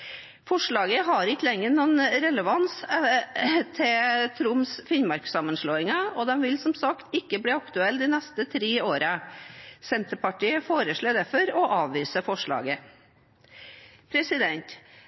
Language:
Norwegian Bokmål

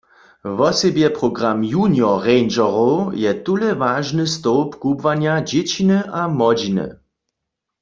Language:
Upper Sorbian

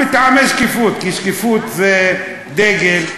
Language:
Hebrew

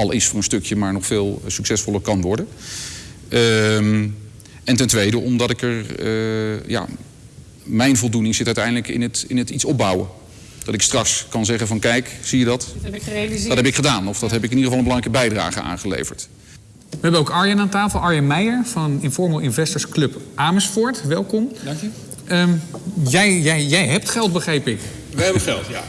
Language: Dutch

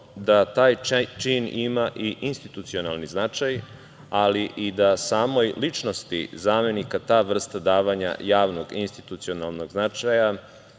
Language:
Serbian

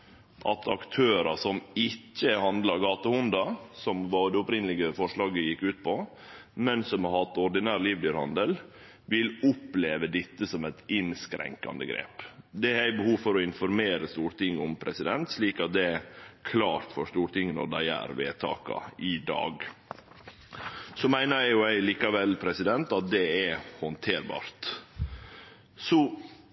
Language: Norwegian Nynorsk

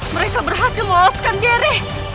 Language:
Indonesian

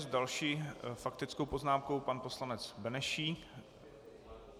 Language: Czech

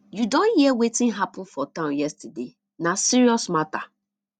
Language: Nigerian Pidgin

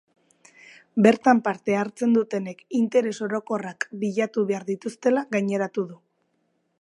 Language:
Basque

